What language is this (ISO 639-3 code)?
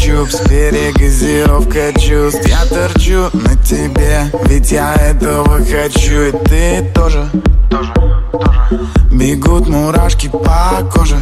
nld